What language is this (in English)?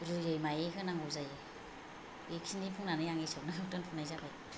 Bodo